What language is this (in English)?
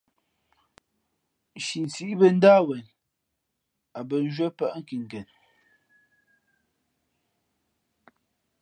Fe'fe'